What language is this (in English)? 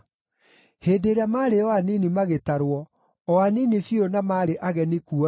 Kikuyu